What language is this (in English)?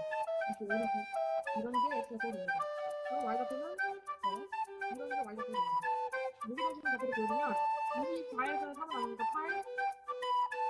Korean